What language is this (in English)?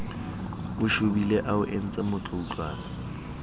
Southern Sotho